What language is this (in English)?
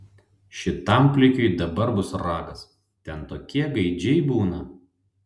Lithuanian